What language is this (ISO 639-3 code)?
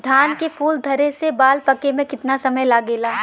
bho